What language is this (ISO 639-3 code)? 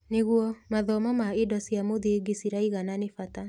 kik